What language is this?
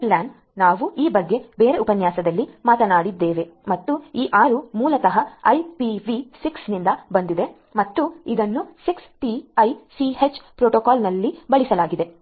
Kannada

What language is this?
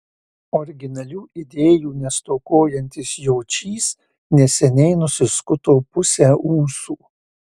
Lithuanian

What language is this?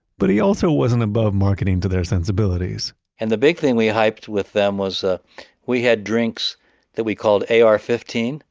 English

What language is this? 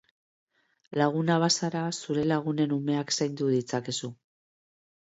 Basque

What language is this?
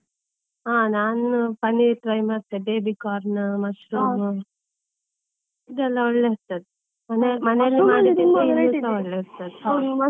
Kannada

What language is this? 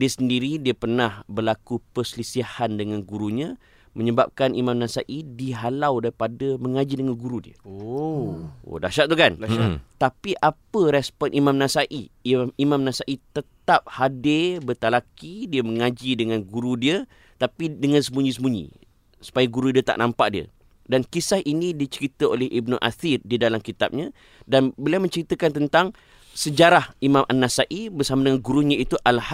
Malay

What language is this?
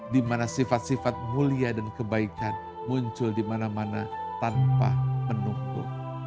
Indonesian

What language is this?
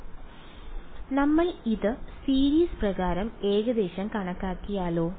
Malayalam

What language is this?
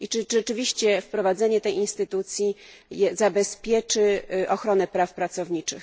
Polish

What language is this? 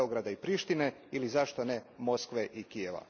Croatian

